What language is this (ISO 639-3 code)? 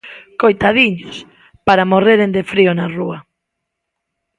glg